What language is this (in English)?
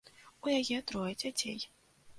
Belarusian